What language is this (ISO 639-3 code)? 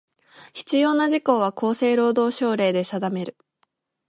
jpn